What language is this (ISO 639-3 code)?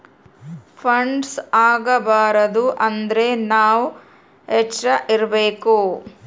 kan